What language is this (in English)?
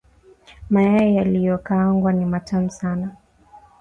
Swahili